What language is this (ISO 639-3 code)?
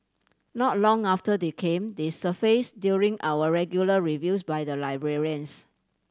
eng